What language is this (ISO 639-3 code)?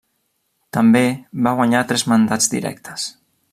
cat